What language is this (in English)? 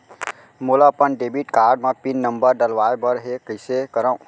Chhattisgarhi